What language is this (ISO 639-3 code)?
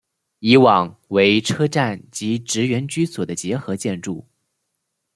zho